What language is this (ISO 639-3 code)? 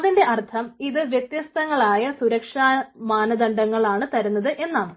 mal